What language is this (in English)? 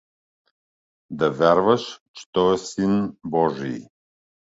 Bulgarian